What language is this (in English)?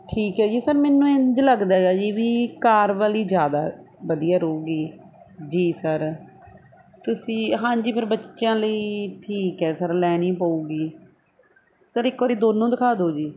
Punjabi